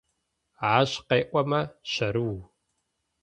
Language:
Adyghe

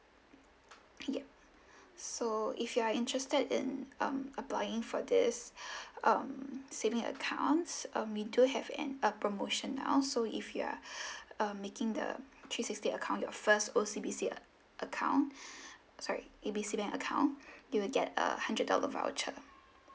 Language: English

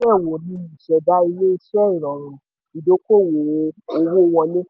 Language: Yoruba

